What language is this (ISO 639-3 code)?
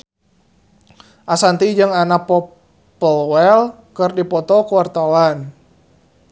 sun